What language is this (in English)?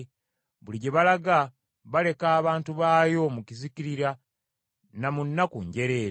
Ganda